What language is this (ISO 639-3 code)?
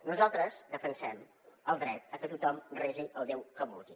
cat